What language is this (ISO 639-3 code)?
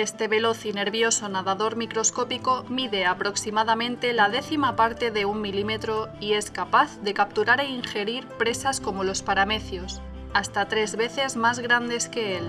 spa